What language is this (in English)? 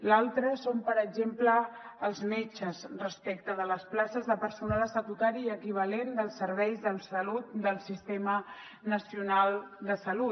Catalan